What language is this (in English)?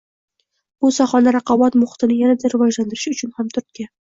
Uzbek